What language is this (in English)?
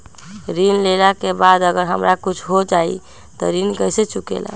Magahi